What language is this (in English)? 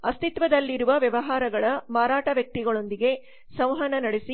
Kannada